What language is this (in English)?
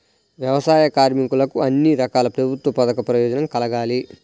Telugu